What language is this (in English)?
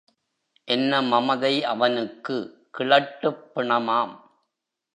Tamil